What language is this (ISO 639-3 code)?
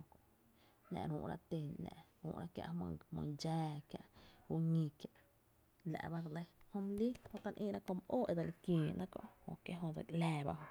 cte